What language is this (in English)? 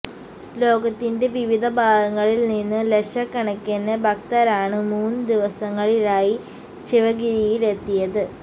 Malayalam